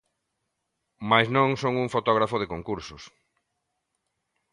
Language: Galician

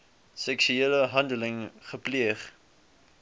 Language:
Afrikaans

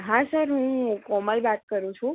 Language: Gujarati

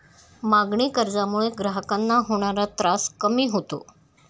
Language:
Marathi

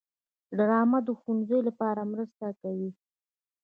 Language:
Pashto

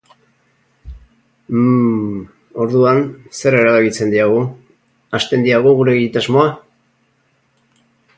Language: Basque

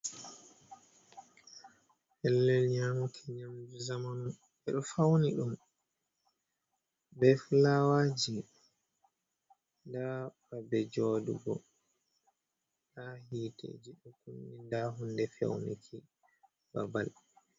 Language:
Fula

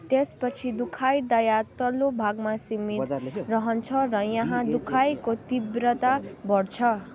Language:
Nepali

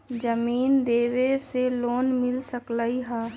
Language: Magahi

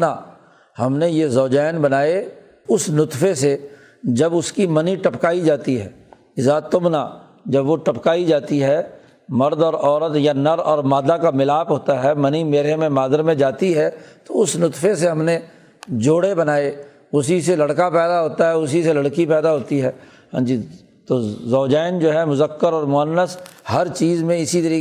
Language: Urdu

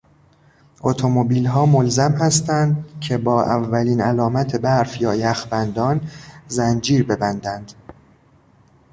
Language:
Persian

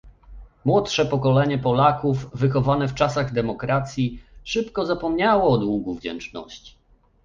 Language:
Polish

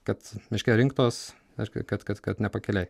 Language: Lithuanian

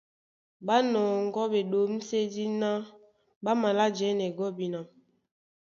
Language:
Duala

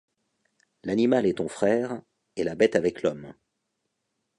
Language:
French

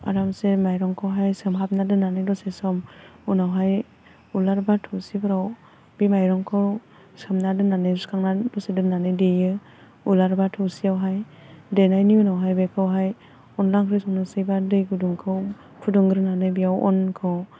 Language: Bodo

